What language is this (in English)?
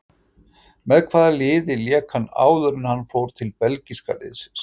Icelandic